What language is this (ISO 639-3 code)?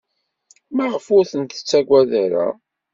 kab